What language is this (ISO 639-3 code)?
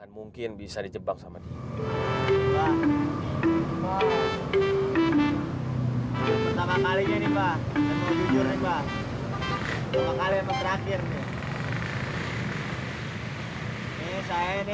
ind